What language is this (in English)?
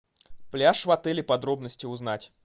Russian